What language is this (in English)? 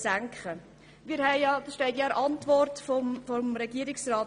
Swiss German